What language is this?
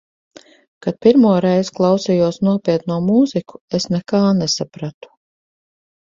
Latvian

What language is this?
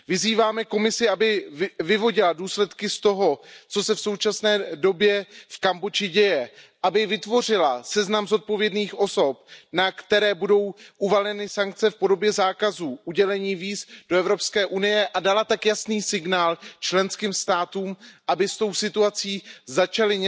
Czech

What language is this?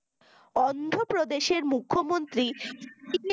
Bangla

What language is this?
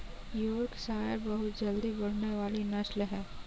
Hindi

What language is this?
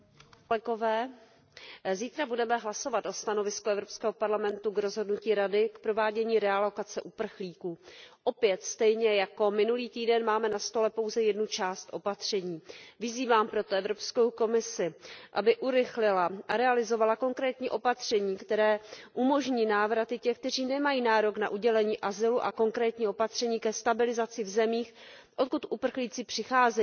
Czech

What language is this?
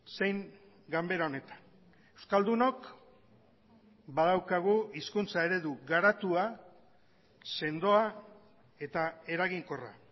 Basque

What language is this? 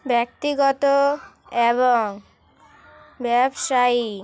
Bangla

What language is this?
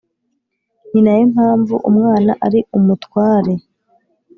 Kinyarwanda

